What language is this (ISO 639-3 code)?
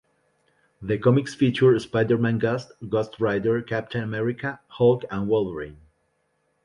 eng